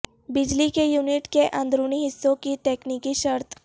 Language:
Urdu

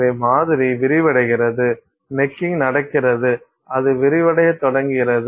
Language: Tamil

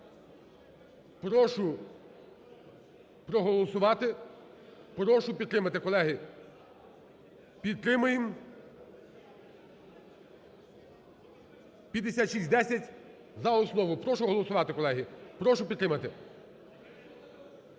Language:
Ukrainian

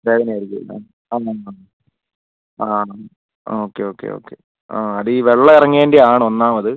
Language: Malayalam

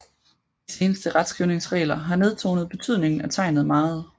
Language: Danish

